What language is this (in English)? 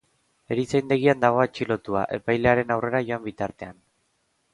Basque